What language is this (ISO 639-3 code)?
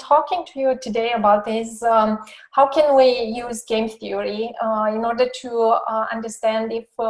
eng